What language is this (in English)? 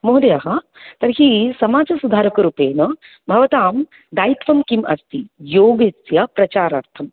Sanskrit